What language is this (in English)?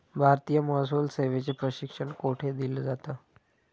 Marathi